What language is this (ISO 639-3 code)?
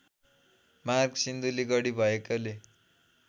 nep